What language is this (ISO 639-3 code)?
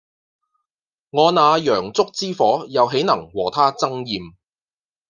yue